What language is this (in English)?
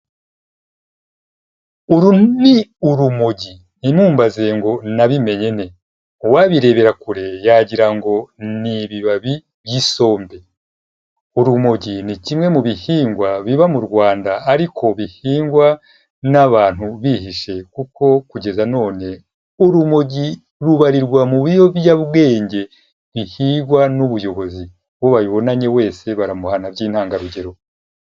Kinyarwanda